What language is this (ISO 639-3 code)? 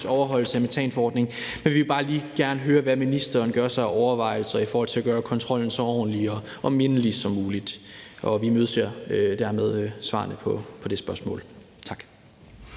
dan